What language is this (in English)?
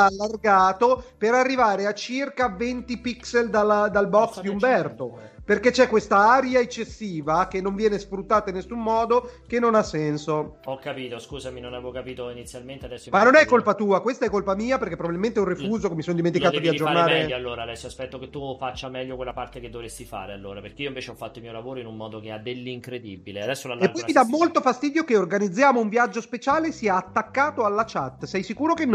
Italian